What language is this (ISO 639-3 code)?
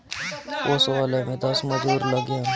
bho